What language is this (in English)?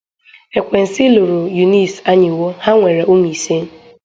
Igbo